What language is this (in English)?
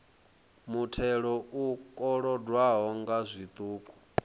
Venda